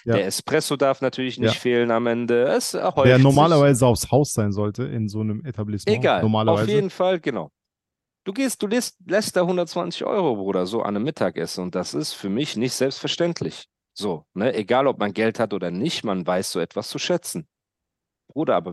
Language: German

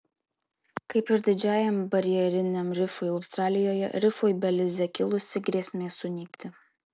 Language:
Lithuanian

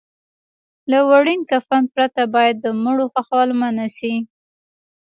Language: Pashto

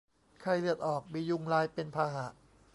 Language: Thai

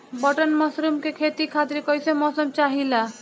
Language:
Bhojpuri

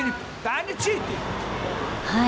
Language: Japanese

